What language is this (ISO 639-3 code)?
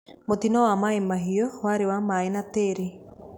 kik